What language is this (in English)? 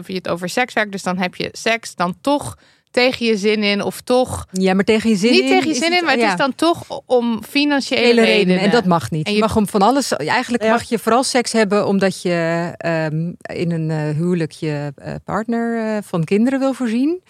Dutch